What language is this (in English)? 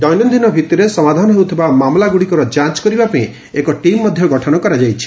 Odia